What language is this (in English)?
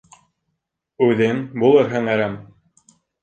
Bashkir